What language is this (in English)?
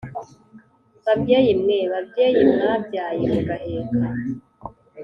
Kinyarwanda